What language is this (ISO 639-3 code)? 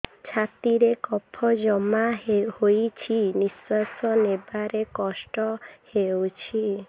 ori